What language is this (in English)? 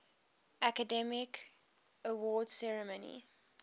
English